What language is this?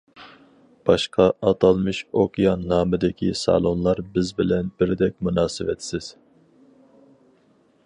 Uyghur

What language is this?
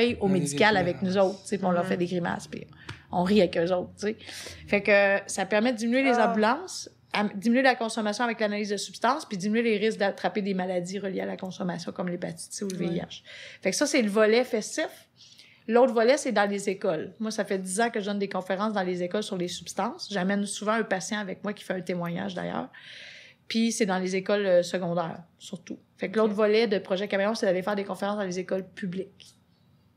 French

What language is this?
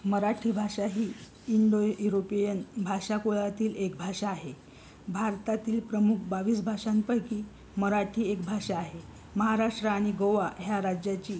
Marathi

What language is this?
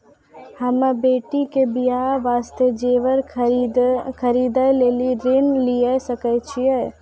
Maithili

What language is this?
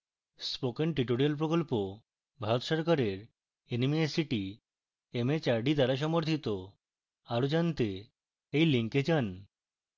Bangla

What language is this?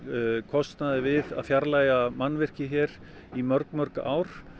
Icelandic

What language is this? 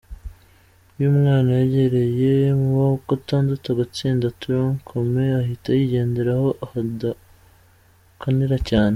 Kinyarwanda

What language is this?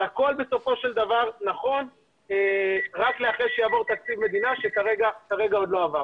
Hebrew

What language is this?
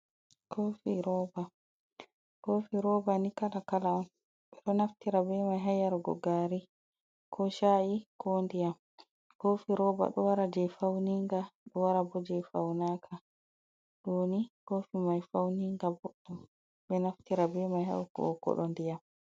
Fula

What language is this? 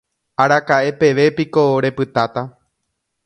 Guarani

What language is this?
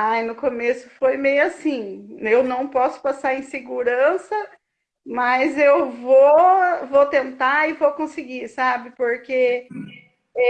Portuguese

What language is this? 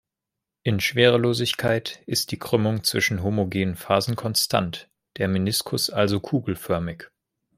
German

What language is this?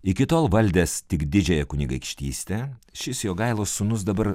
Lithuanian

